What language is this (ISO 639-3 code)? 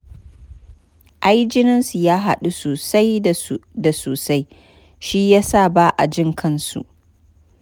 hau